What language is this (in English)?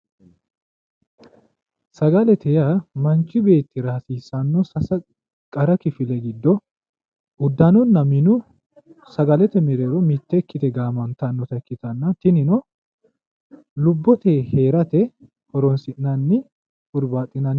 Sidamo